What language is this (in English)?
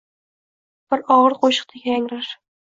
Uzbek